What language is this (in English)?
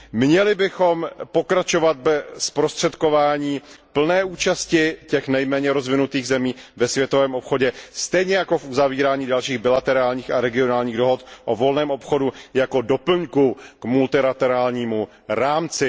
Czech